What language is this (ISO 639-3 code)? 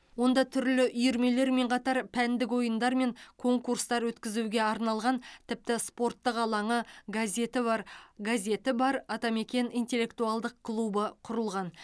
kaz